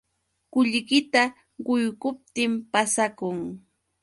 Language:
Yauyos Quechua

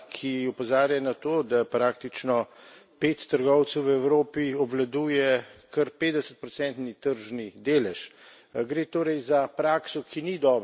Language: Slovenian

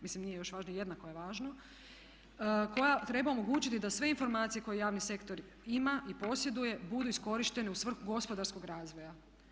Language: Croatian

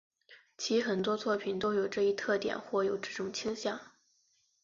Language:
Chinese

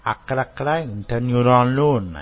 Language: Telugu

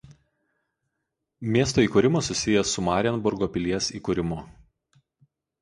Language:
Lithuanian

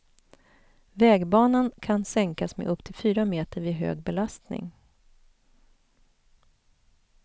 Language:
Swedish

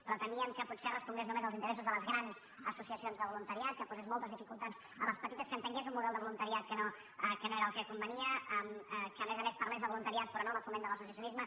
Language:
Catalan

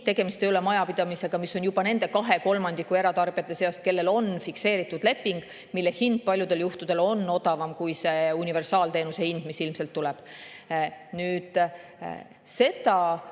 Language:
Estonian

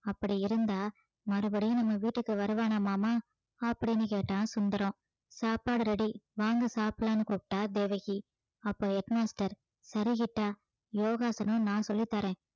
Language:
Tamil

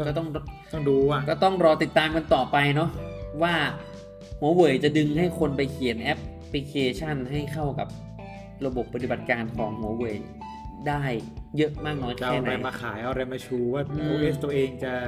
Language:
Thai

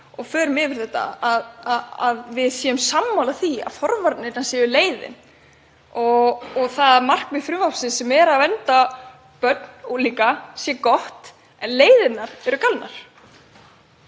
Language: Icelandic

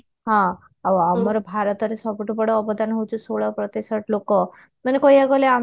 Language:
Odia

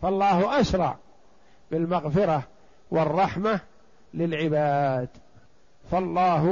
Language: Arabic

